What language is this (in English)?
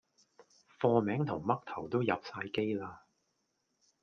Cantonese